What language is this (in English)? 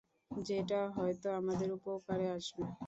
Bangla